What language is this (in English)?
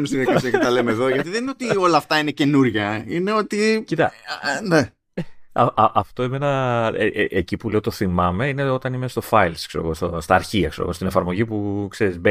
Greek